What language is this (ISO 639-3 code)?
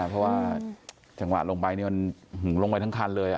tha